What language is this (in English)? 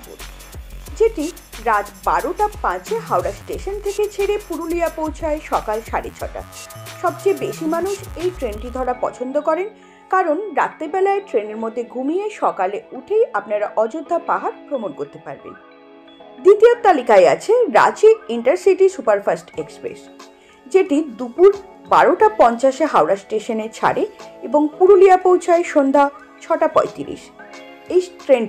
Bangla